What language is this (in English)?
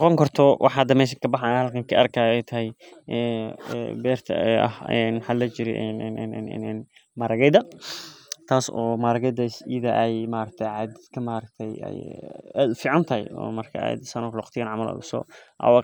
Somali